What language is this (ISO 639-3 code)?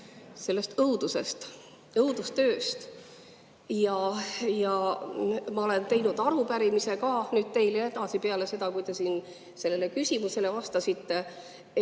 est